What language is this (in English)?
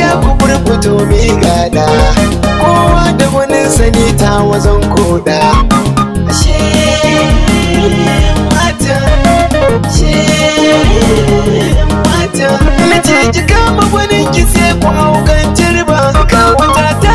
Russian